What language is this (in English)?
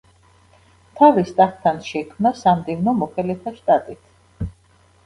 Georgian